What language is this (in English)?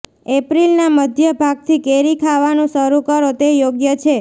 Gujarati